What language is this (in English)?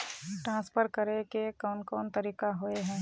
Magahi